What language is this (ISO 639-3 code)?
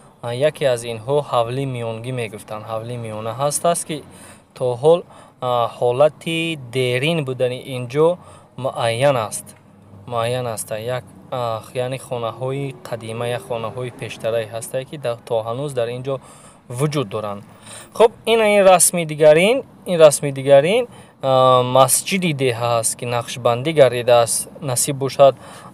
tur